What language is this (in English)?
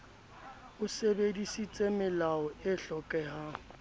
Southern Sotho